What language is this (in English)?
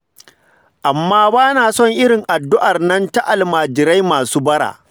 Hausa